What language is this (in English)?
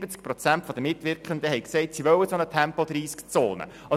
Swiss German